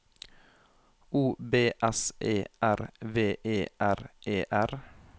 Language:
Norwegian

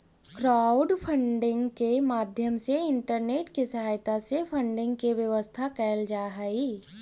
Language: Magahi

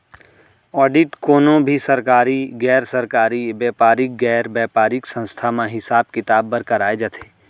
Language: Chhattisgarhi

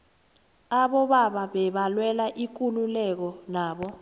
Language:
South Ndebele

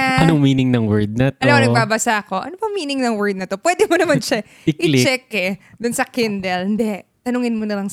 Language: Filipino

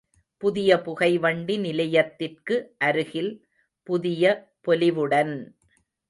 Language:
Tamil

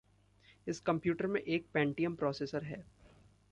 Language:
Hindi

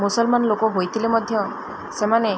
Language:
Odia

